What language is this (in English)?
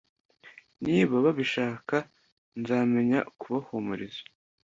Kinyarwanda